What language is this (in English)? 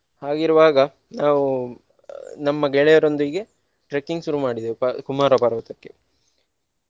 Kannada